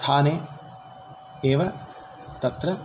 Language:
Sanskrit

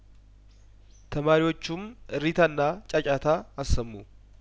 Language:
Amharic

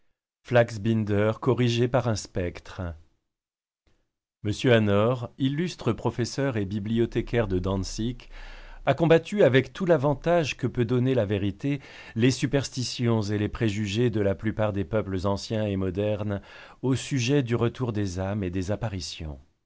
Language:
French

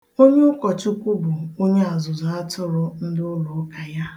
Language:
Igbo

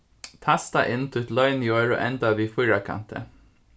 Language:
Faroese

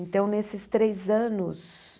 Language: Portuguese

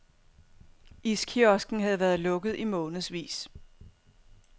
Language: Danish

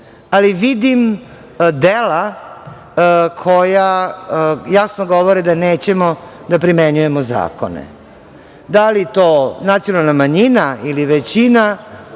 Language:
Serbian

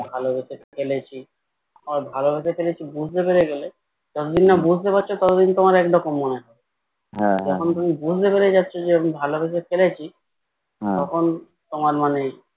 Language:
Bangla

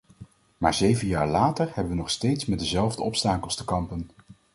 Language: Dutch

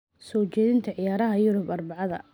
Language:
Somali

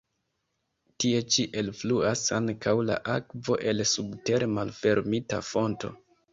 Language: Esperanto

